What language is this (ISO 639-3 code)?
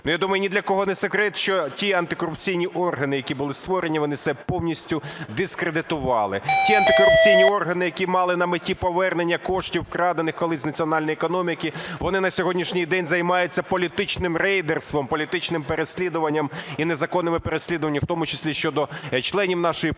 ukr